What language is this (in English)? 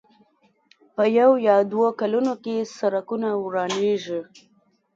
Pashto